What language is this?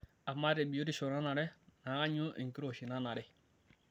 Masai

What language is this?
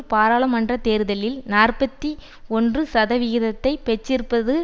Tamil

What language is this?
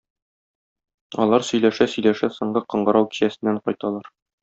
Tatar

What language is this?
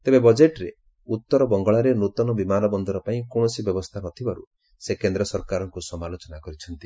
Odia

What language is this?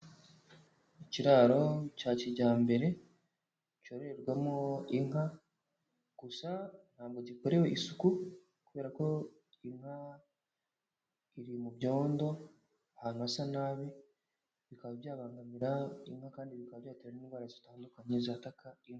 Kinyarwanda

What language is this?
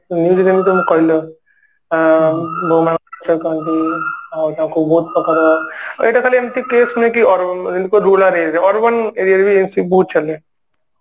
Odia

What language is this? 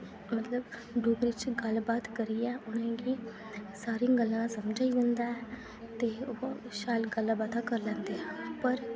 Dogri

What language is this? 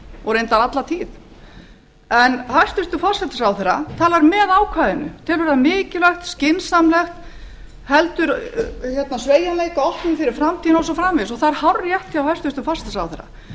Icelandic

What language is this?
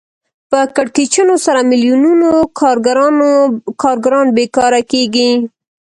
Pashto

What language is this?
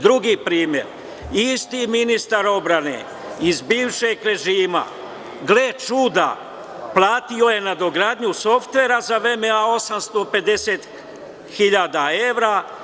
Serbian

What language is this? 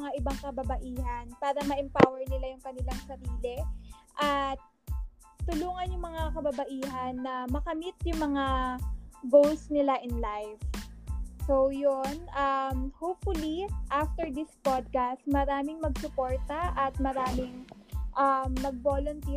Filipino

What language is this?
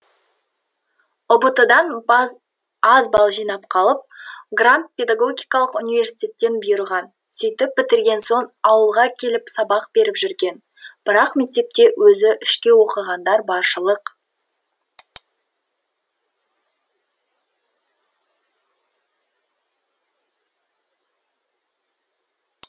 Kazakh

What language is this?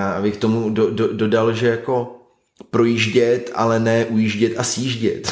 Czech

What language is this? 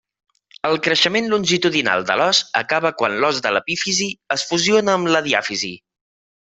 Catalan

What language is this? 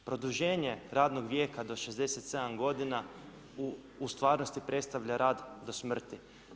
Croatian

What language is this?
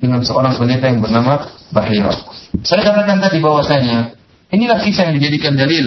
Malay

